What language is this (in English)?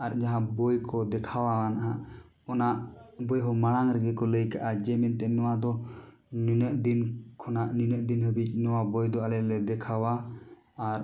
Santali